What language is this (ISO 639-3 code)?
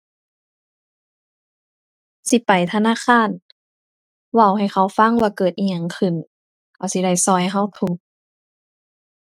tha